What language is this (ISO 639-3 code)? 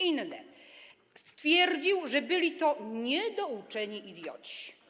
pol